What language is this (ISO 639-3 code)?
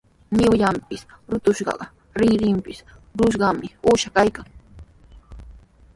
qws